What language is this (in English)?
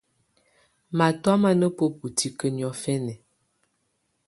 Tunen